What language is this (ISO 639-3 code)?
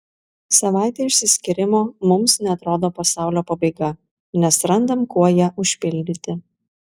lit